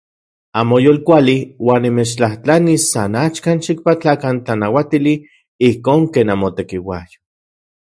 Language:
Central Puebla Nahuatl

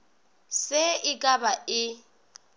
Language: Northern Sotho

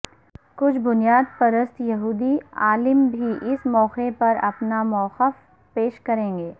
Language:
Urdu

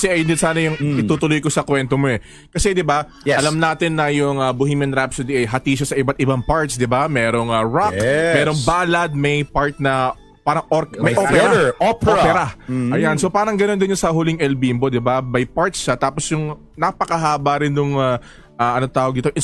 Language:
Filipino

